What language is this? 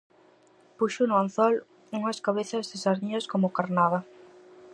Galician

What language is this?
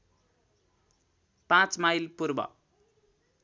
Nepali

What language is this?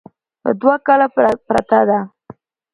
Pashto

